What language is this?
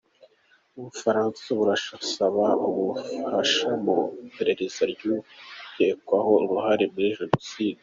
Kinyarwanda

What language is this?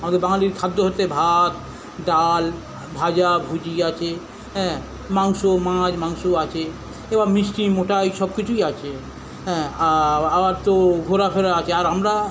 Bangla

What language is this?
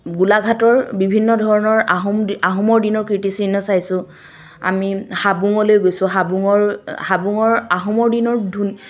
Assamese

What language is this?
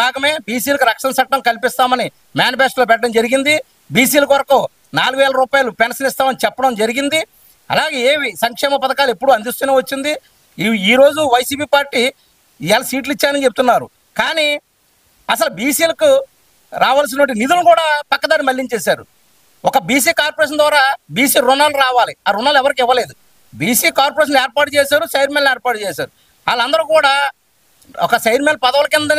Telugu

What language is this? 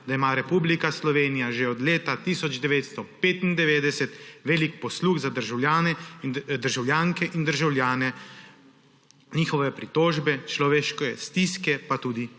Slovenian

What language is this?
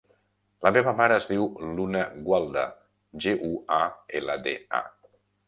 Catalan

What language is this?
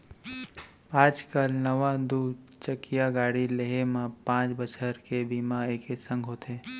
Chhattisgarhi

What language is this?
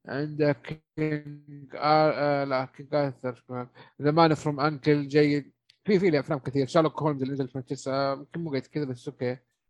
Arabic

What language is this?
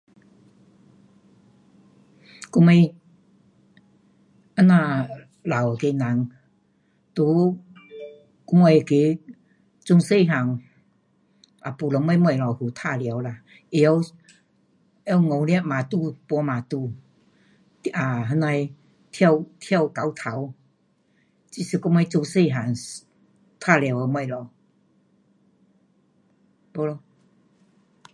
Pu-Xian Chinese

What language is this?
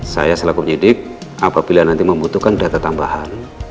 Indonesian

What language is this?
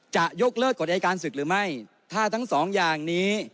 Thai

